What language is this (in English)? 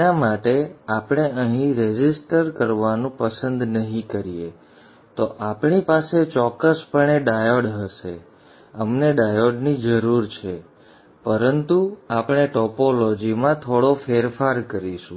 Gujarati